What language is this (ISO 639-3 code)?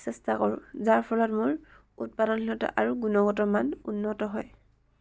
asm